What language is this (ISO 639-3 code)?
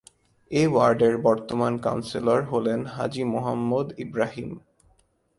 ben